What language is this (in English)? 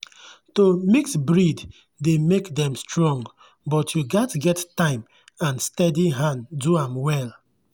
Nigerian Pidgin